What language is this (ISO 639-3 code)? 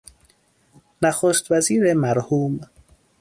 fas